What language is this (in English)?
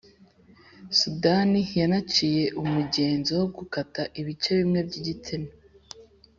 Kinyarwanda